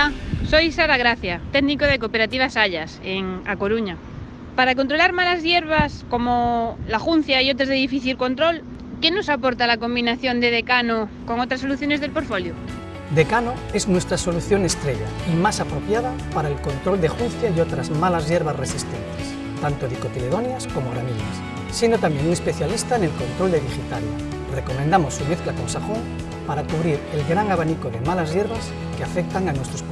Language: Spanish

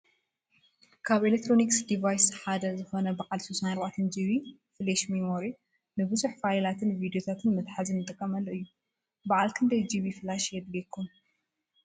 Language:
Tigrinya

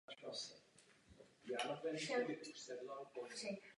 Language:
Czech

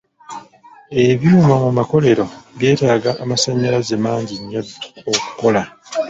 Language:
Ganda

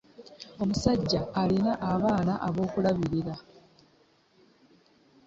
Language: Ganda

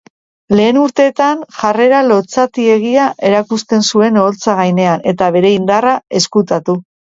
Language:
Basque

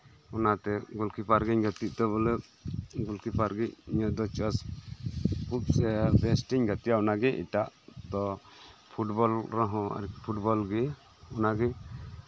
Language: Santali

